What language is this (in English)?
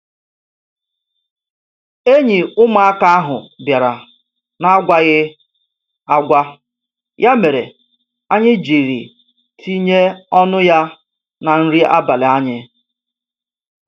Igbo